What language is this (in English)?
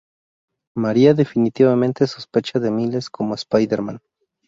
Spanish